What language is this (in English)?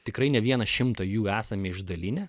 Lithuanian